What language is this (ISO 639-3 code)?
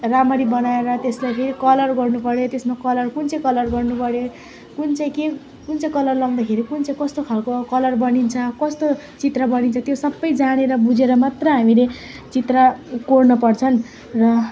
nep